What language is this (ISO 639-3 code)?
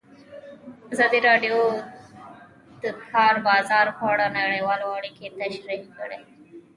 pus